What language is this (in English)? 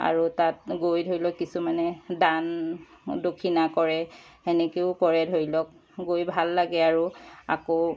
Assamese